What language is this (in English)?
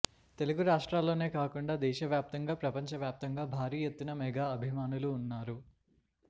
Telugu